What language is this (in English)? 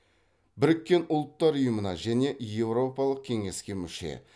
Kazakh